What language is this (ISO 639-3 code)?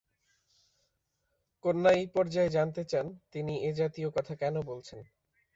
ben